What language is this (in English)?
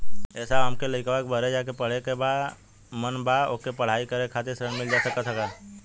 Bhojpuri